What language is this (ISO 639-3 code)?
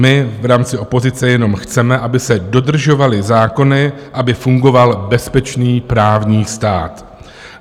ces